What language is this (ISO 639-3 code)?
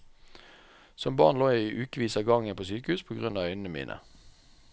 nor